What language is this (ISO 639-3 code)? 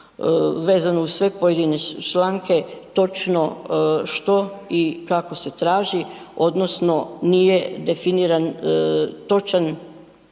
hrv